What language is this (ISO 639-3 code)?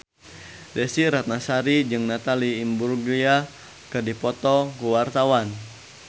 sun